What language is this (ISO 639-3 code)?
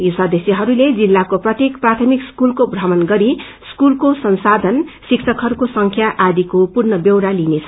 nep